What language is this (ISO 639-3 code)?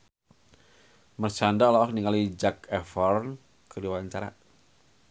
sun